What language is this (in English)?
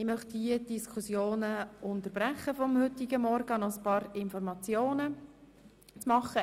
Swiss German